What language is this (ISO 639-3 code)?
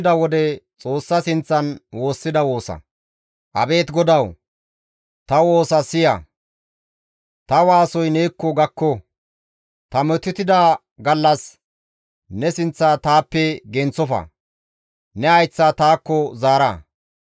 gmv